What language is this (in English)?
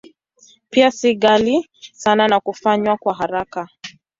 Swahili